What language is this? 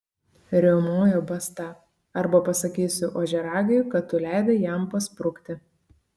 Lithuanian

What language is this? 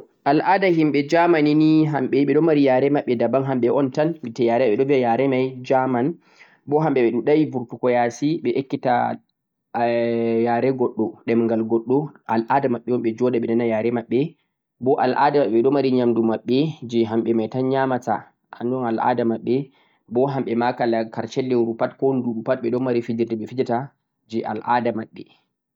Central-Eastern Niger Fulfulde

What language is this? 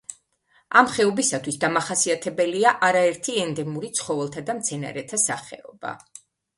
Georgian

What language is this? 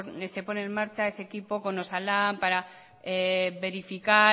Spanish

